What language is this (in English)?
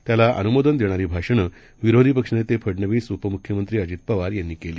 Marathi